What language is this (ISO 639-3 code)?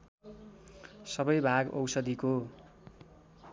nep